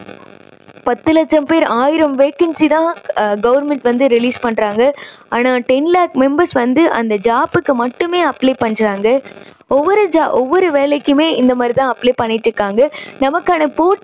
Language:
Tamil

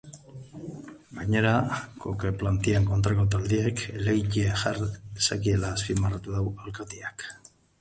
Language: Basque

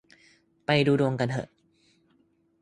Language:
Thai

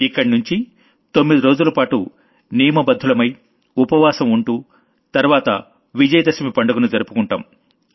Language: Telugu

